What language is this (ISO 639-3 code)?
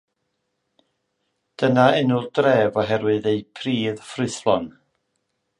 cym